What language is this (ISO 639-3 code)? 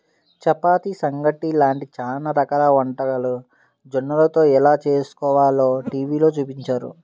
tel